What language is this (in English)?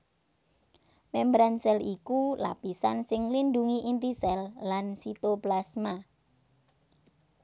Javanese